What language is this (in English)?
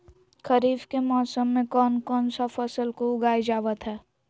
Magahi